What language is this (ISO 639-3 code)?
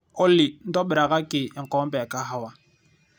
mas